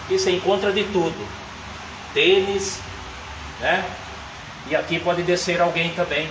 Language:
Portuguese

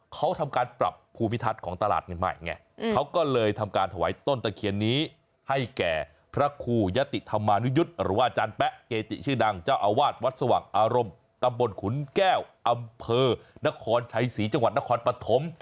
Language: Thai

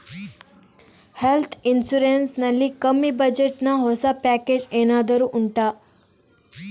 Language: Kannada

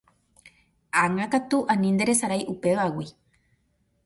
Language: Guarani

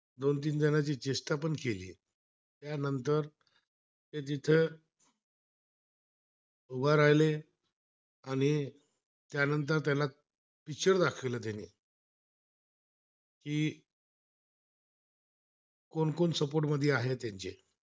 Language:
Marathi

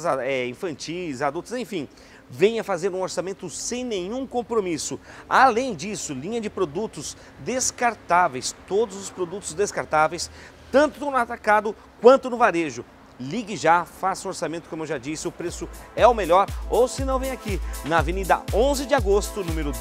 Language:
Portuguese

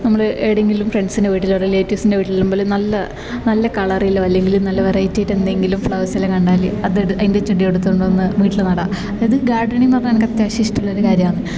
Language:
Malayalam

